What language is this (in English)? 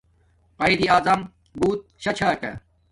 Domaaki